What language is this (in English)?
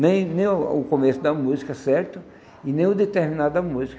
Portuguese